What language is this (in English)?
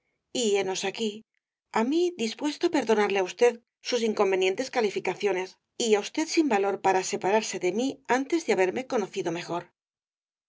Spanish